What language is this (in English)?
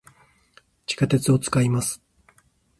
Japanese